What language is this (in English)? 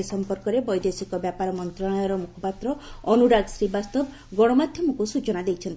Odia